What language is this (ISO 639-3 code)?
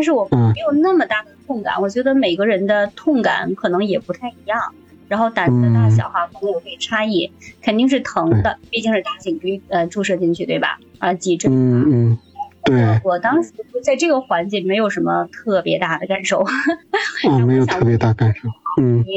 zho